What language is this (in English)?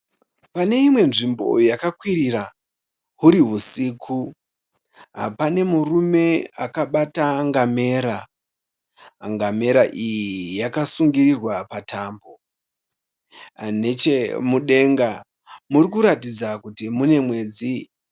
Shona